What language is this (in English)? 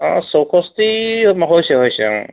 Assamese